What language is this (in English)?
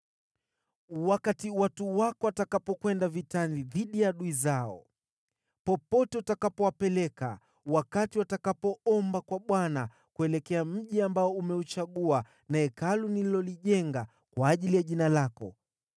Swahili